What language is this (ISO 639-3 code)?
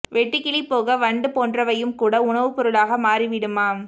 tam